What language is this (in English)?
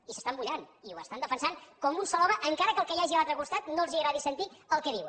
Catalan